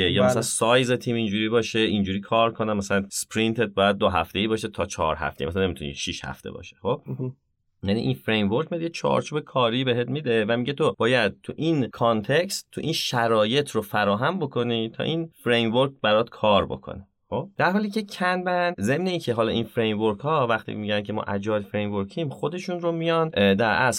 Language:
Persian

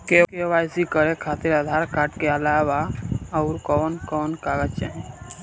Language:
Bhojpuri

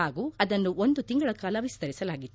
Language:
Kannada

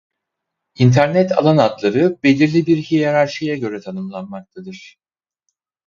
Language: Turkish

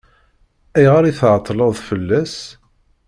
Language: Kabyle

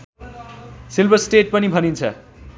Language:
Nepali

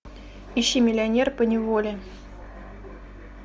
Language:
Russian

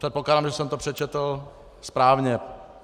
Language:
Czech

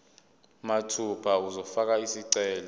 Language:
Zulu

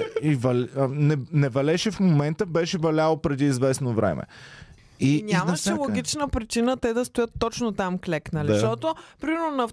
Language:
Bulgarian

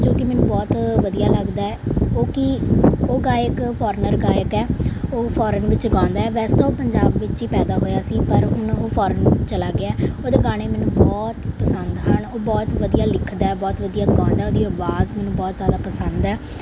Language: Punjabi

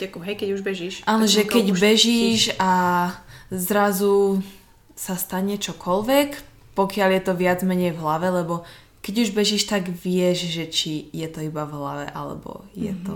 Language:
Slovak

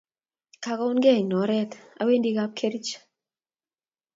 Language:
Kalenjin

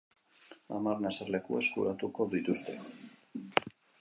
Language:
Basque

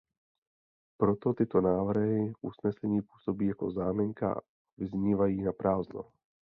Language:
Czech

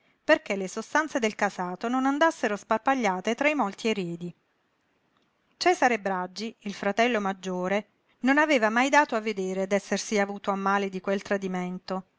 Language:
Italian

